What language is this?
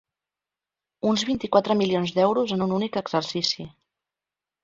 Catalan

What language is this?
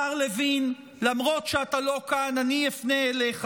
Hebrew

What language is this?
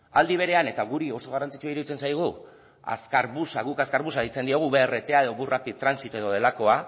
Basque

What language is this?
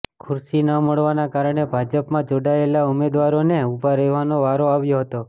Gujarati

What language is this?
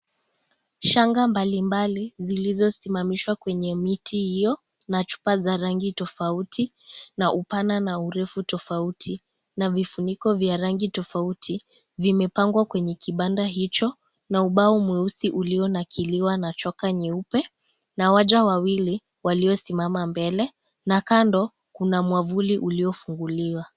Swahili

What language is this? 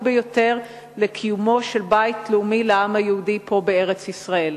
Hebrew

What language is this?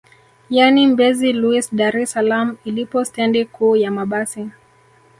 Swahili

